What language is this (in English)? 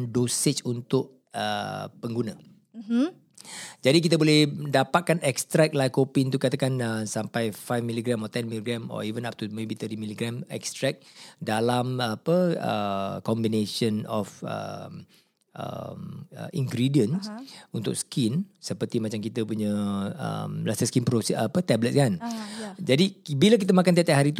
Malay